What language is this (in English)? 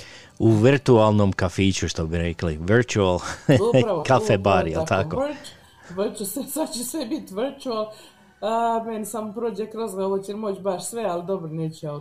Croatian